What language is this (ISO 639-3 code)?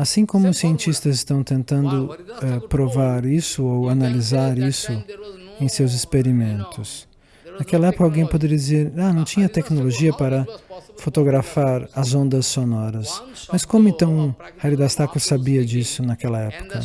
por